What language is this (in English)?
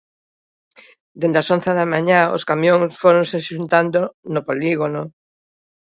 Galician